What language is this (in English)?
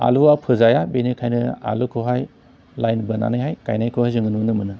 Bodo